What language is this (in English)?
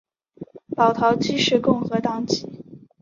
Chinese